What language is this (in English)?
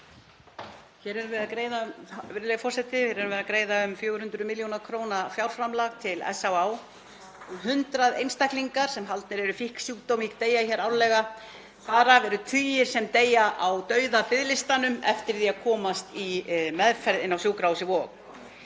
Icelandic